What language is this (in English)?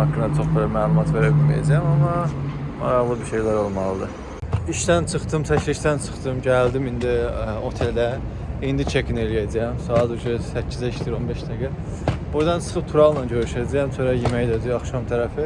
Turkish